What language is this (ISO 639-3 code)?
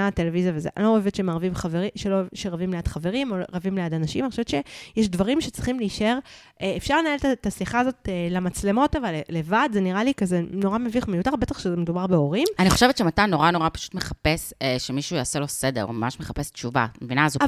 heb